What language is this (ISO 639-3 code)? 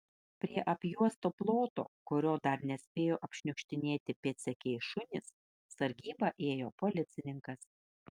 lit